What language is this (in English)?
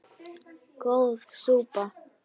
Icelandic